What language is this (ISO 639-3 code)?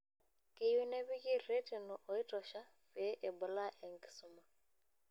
mas